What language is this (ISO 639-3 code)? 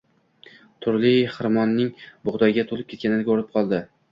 uzb